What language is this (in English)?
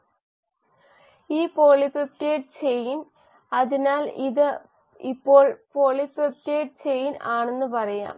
Malayalam